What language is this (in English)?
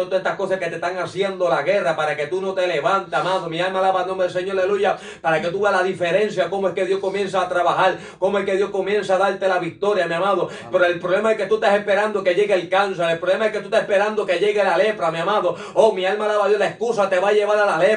Spanish